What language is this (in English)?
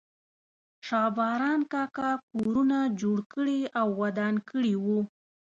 Pashto